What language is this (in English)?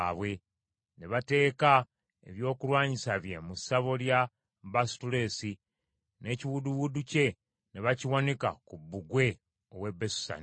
Ganda